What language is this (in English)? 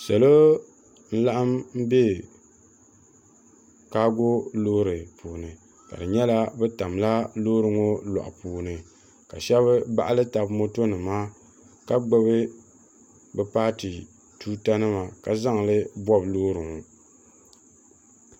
Dagbani